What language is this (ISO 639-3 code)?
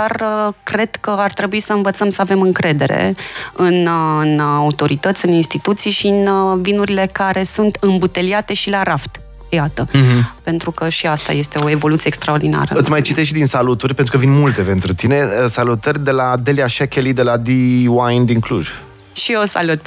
ron